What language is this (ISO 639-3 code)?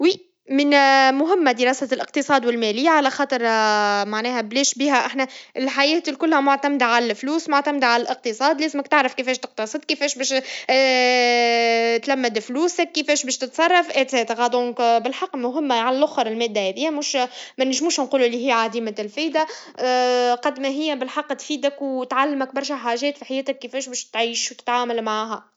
aeb